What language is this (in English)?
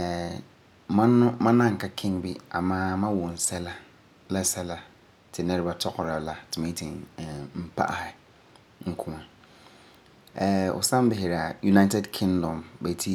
Frafra